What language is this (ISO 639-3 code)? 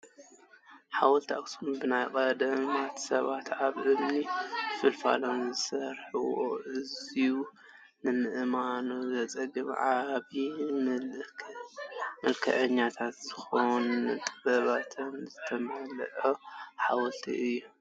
tir